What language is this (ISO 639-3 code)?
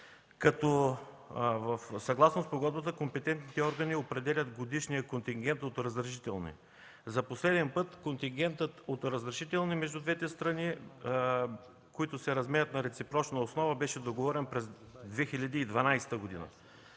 bul